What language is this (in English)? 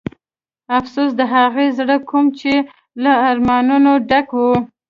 Pashto